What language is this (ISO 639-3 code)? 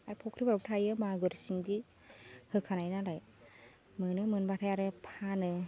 brx